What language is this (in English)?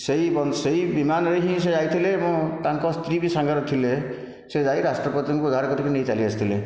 Odia